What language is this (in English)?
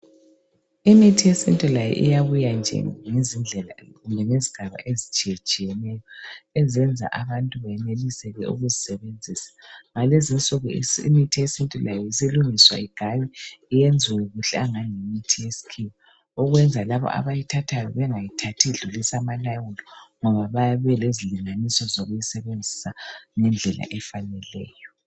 North Ndebele